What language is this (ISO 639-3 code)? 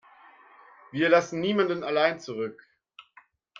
deu